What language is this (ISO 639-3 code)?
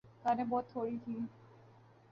urd